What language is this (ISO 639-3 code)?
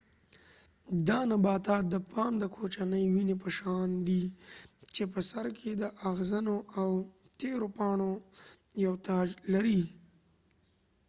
pus